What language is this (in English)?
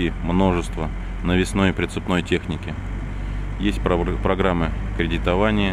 Russian